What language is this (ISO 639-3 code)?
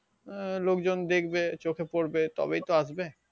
ben